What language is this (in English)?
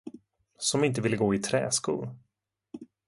Swedish